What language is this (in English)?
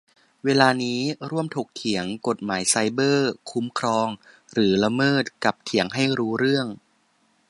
Thai